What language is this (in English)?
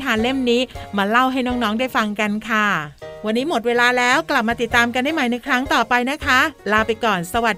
Thai